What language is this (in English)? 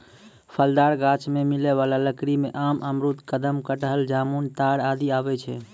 Maithili